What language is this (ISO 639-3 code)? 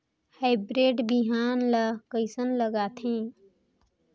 hne